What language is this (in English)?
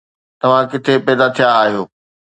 Sindhi